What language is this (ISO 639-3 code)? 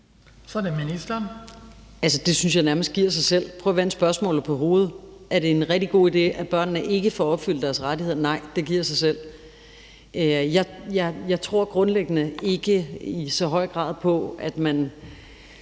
dan